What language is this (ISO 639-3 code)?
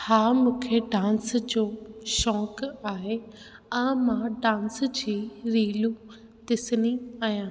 snd